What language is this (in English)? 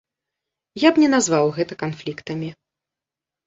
Belarusian